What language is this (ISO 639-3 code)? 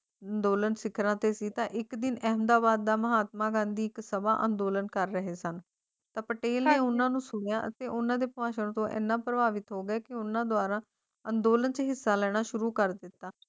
pan